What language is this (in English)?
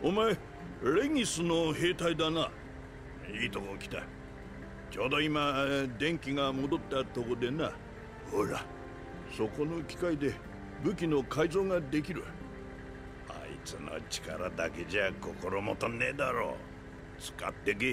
Japanese